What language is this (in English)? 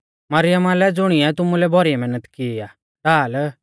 Mahasu Pahari